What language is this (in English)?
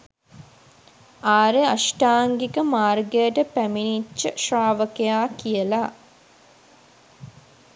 Sinhala